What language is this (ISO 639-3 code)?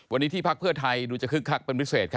tha